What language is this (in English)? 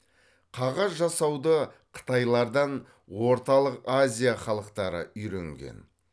Kazakh